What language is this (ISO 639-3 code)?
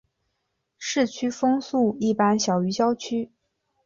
zho